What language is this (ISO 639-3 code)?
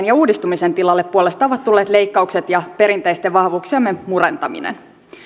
fin